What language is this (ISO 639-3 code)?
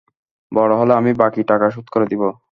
ben